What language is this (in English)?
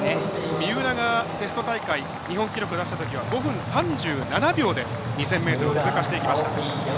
Japanese